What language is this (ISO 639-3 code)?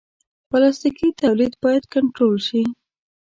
pus